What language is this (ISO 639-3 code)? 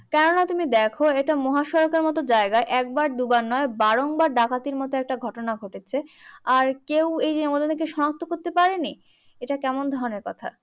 ben